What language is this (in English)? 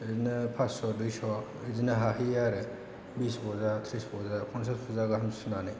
Bodo